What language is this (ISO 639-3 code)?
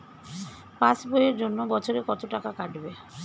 ben